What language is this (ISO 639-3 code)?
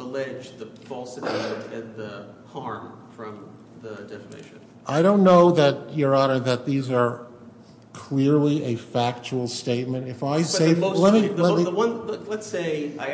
eng